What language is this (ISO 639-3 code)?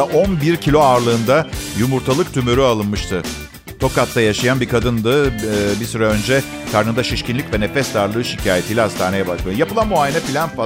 tur